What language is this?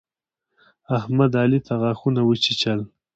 Pashto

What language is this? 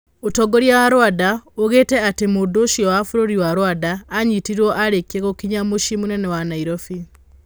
Kikuyu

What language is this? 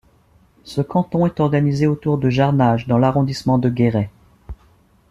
French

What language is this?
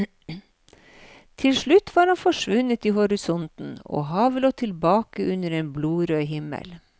Norwegian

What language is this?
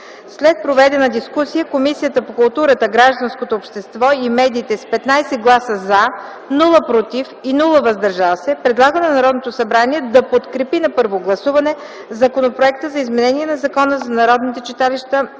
Bulgarian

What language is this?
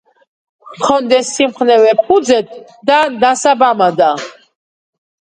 Georgian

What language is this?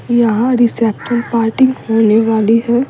Hindi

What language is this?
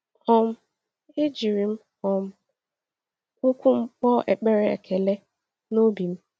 Igbo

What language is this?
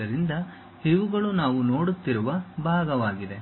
Kannada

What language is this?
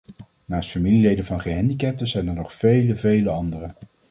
Dutch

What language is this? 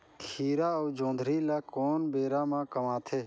Chhattisgarhi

